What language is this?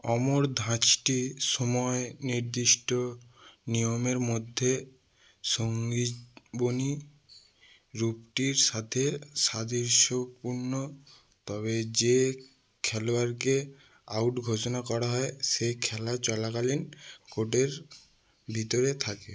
Bangla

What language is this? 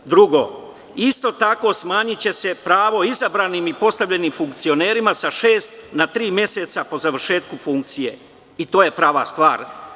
Serbian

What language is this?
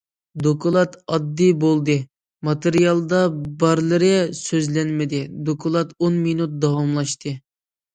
Uyghur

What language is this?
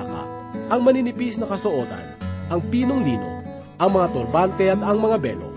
Filipino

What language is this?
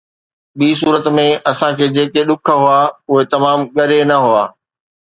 Sindhi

